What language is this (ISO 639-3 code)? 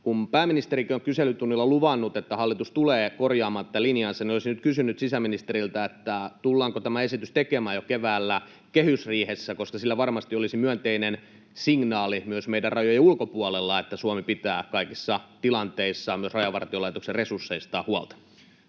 fin